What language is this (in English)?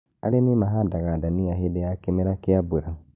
Kikuyu